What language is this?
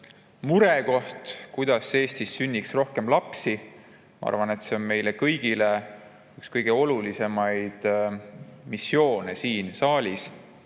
Estonian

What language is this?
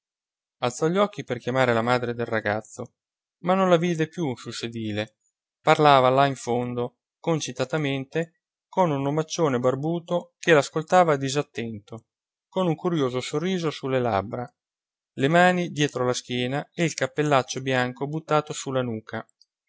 Italian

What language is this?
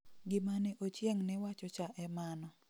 Luo (Kenya and Tanzania)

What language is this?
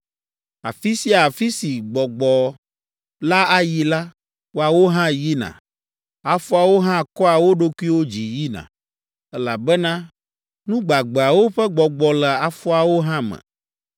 Ewe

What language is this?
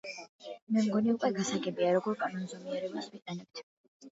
Georgian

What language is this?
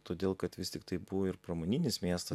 Lithuanian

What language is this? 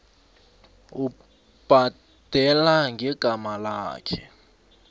South Ndebele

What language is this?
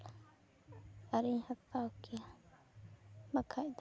Santali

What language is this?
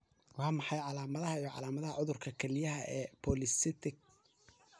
Somali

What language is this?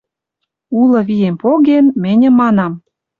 Western Mari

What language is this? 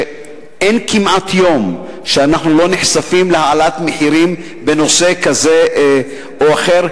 Hebrew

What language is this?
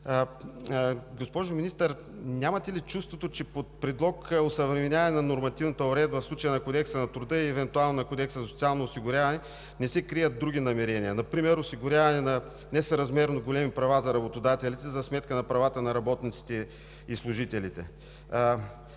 Bulgarian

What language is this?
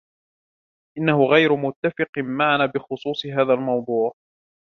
Arabic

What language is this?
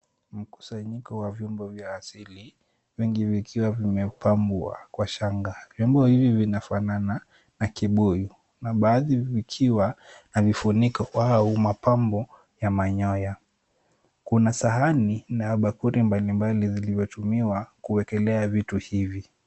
Swahili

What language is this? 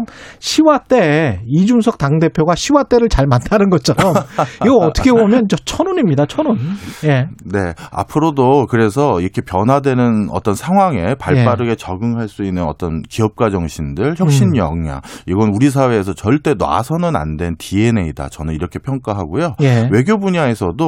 Korean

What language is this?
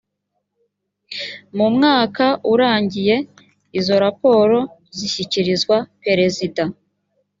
Kinyarwanda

